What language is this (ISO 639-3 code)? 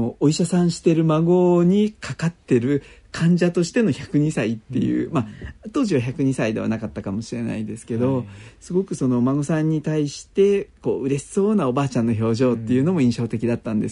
jpn